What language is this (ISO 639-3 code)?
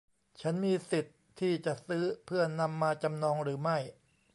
tha